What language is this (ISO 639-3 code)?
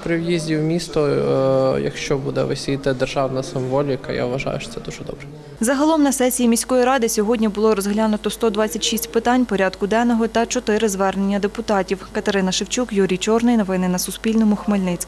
ukr